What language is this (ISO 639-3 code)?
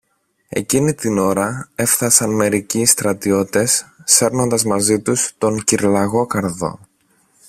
ell